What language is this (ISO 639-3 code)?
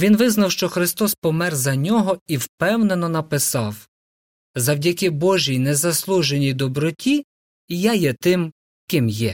ukr